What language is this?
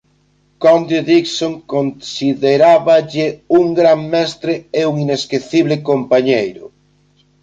Galician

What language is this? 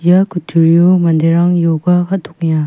Garo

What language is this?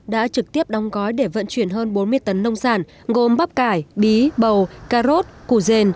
Vietnamese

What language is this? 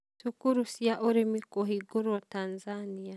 Kikuyu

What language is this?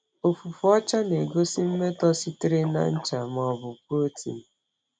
Igbo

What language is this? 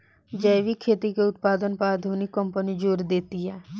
Bhojpuri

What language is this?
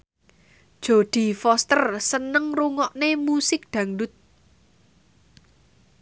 Javanese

